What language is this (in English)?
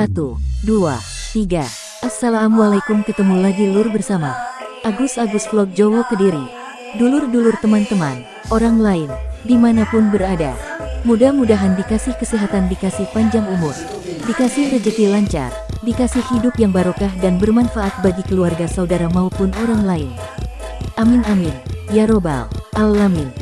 Indonesian